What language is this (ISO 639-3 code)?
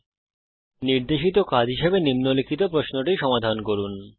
ben